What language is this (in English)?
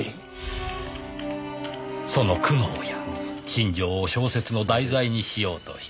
Japanese